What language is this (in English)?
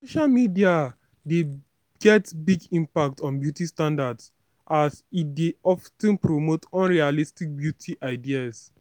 Nigerian Pidgin